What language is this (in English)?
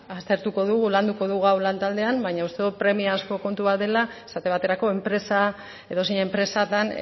Basque